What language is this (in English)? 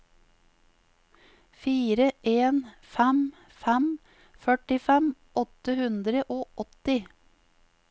Norwegian